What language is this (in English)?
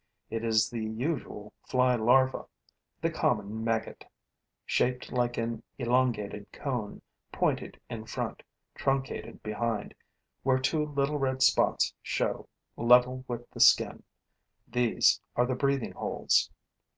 English